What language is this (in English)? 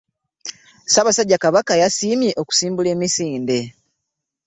Ganda